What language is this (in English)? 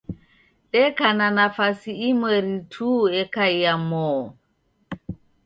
Taita